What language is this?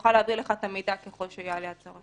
Hebrew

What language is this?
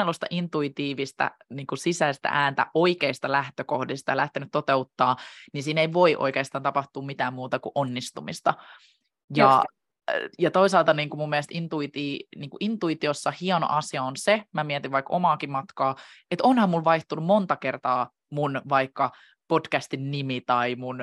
Finnish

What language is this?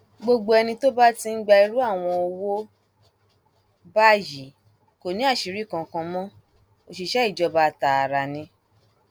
Yoruba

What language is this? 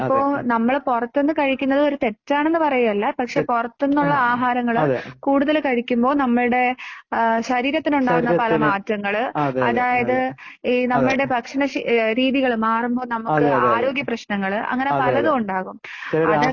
Malayalam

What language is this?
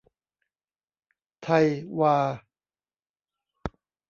Thai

